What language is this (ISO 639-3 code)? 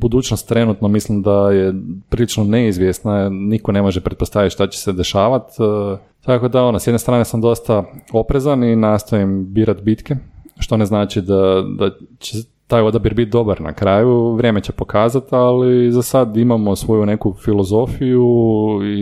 hrv